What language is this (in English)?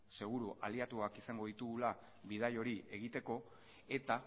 Basque